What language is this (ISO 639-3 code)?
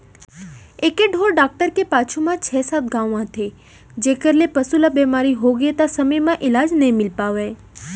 hne